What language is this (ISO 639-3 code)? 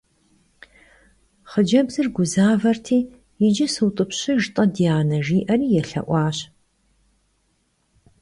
kbd